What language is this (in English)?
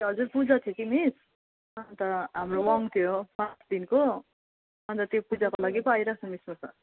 Nepali